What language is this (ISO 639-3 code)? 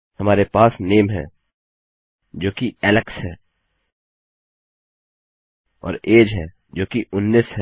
hin